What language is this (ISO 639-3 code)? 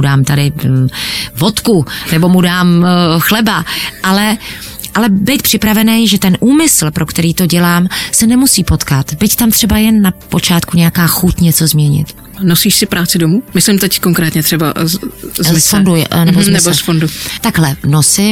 ces